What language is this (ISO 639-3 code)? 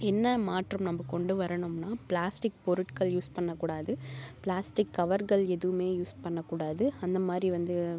tam